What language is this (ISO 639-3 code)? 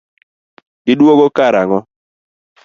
luo